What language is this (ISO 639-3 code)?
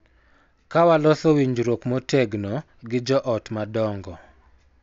luo